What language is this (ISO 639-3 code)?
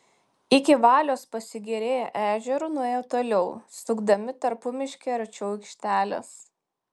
lit